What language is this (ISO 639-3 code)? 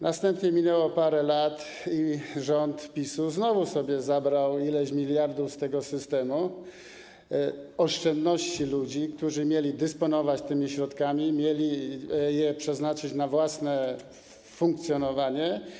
pol